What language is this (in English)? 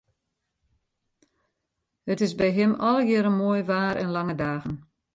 Western Frisian